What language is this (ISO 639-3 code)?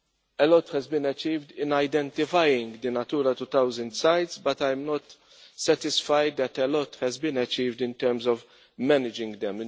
eng